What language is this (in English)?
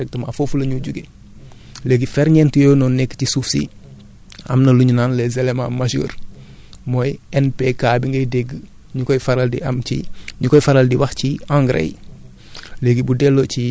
Wolof